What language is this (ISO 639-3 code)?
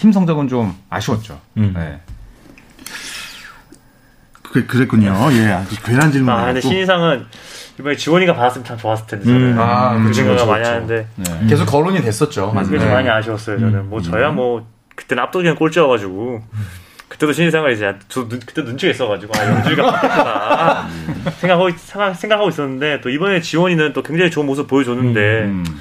kor